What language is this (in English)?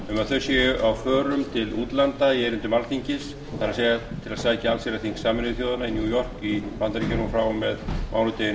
Icelandic